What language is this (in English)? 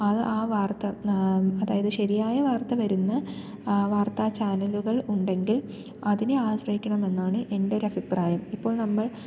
Malayalam